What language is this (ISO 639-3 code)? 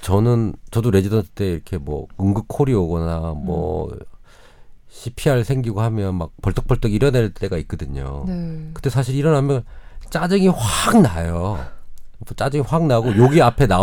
kor